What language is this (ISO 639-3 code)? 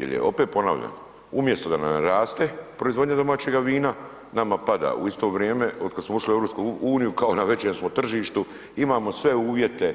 hrv